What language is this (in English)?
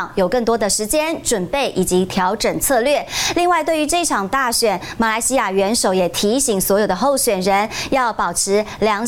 Chinese